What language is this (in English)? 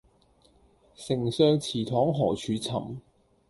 Cantonese